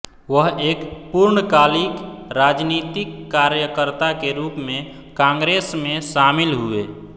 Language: Hindi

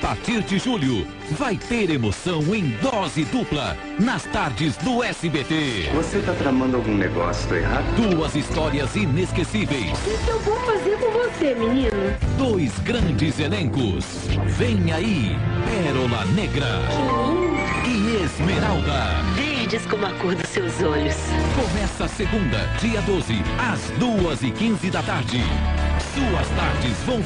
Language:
Portuguese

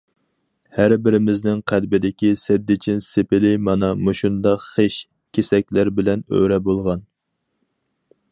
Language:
Uyghur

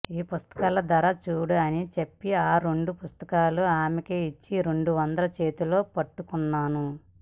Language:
Telugu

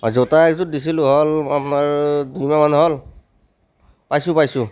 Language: Assamese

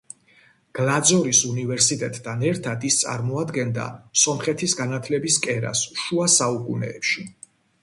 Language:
Georgian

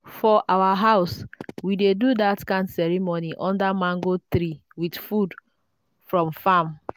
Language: Nigerian Pidgin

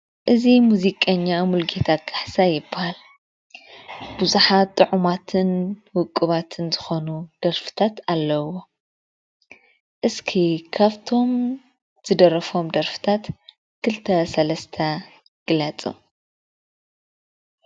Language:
Tigrinya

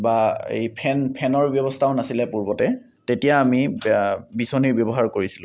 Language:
Assamese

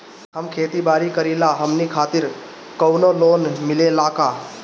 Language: Bhojpuri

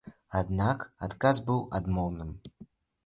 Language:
Belarusian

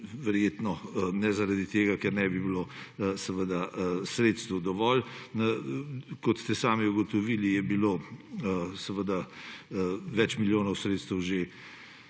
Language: Slovenian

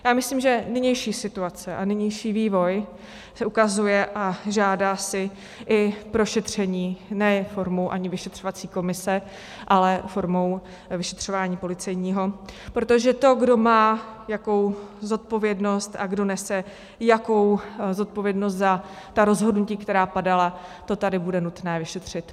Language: Czech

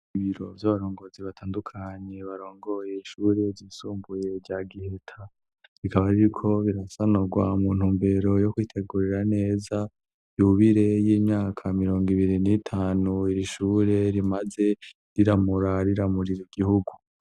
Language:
Rundi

